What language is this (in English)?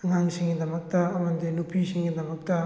Manipuri